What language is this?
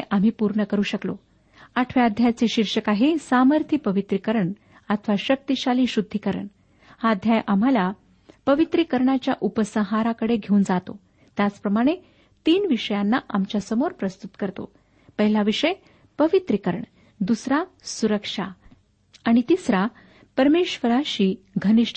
Marathi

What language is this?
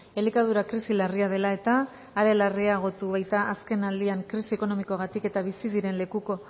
Basque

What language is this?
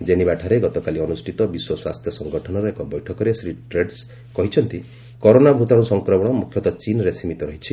Odia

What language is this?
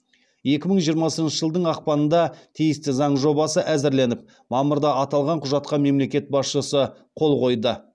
Kazakh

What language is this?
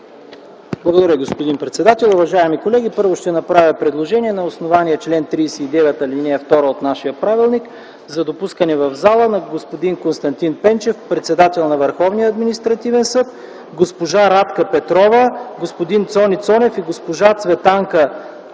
Bulgarian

